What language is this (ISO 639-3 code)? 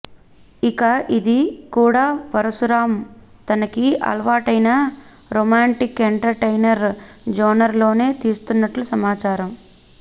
tel